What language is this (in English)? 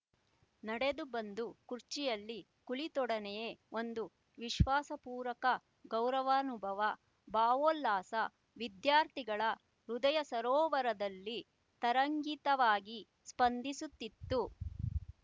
Kannada